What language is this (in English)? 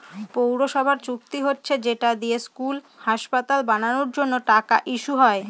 Bangla